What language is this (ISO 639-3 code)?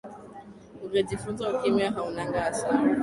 swa